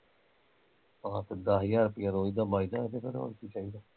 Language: Punjabi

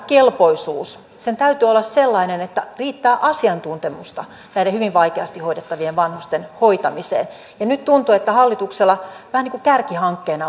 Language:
Finnish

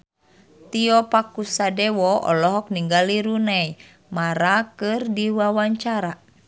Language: Sundanese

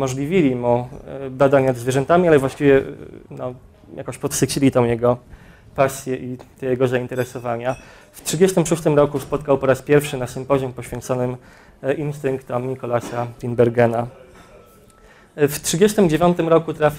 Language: Polish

